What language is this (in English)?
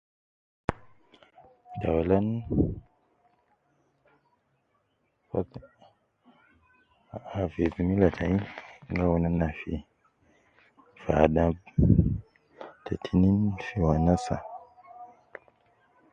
Nubi